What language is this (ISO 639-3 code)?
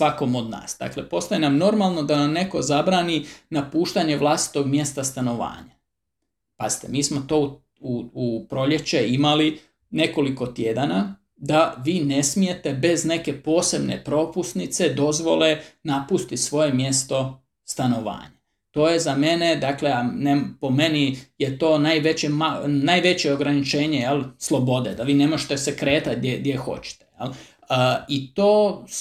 hrv